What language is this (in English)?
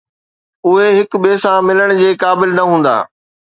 Sindhi